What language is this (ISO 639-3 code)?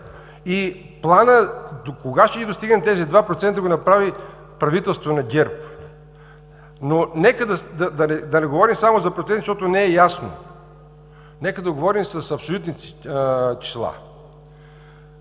bul